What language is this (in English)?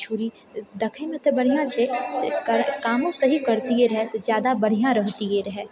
Maithili